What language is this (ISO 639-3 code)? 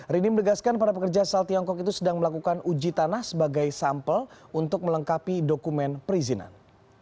ind